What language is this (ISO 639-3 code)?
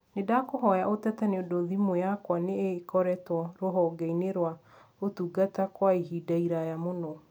kik